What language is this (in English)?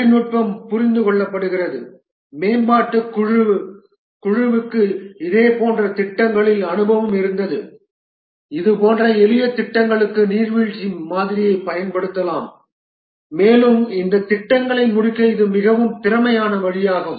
Tamil